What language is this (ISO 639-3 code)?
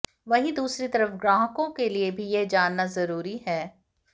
hin